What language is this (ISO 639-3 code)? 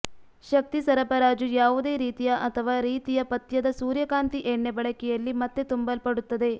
kan